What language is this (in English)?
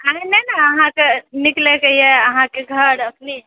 Maithili